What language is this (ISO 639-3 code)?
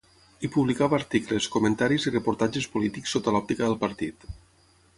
cat